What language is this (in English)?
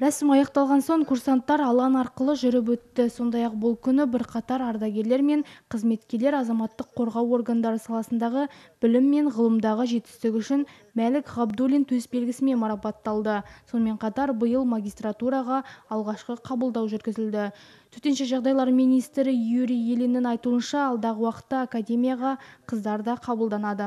Turkish